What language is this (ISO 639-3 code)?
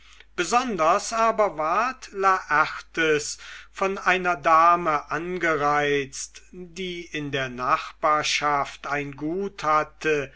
deu